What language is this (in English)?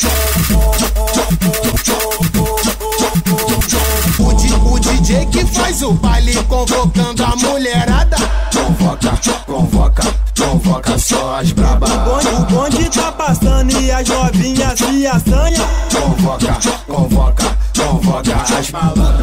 Portuguese